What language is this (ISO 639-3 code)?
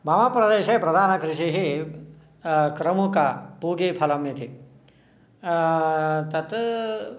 san